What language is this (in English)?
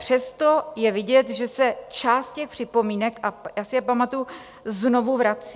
Czech